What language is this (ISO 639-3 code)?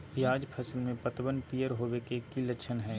mag